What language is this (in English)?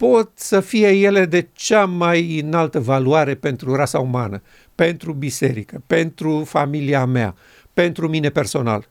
Romanian